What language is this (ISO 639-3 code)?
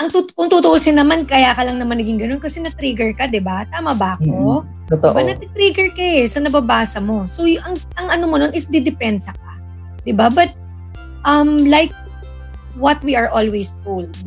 fil